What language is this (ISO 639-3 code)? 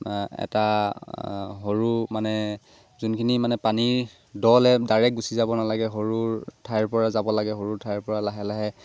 asm